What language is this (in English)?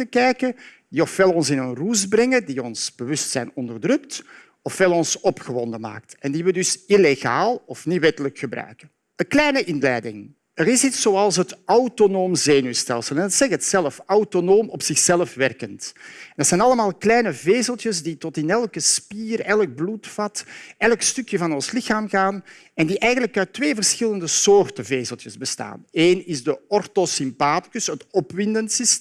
Dutch